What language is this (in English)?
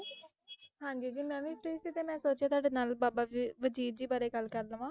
Punjabi